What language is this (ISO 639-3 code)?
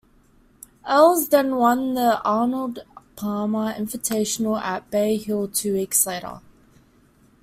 eng